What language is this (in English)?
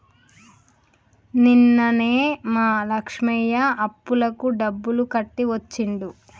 Telugu